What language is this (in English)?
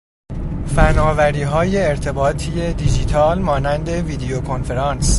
Persian